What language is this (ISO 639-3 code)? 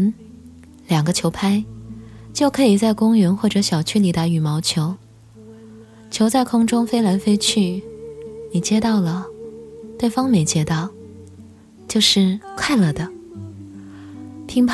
zho